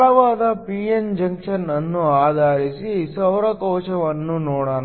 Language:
Kannada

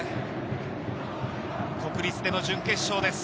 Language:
Japanese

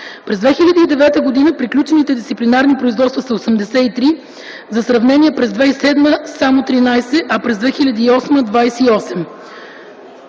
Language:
Bulgarian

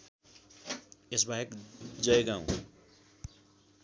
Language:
Nepali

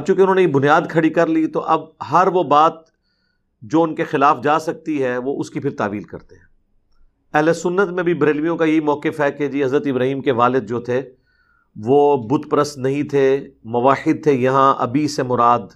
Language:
Urdu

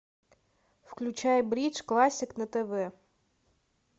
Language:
Russian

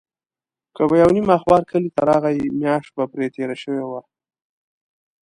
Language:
Pashto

